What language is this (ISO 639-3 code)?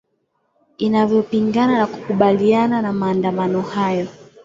swa